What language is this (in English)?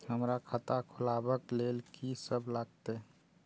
Maithili